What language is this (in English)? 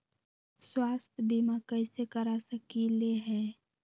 Magahi